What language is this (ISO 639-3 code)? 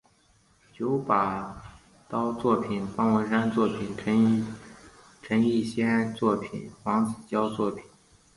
zho